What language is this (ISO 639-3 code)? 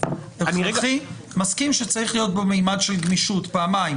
heb